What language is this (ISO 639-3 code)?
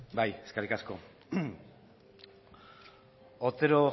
eus